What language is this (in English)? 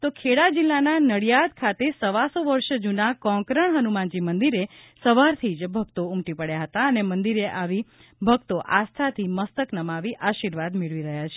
Gujarati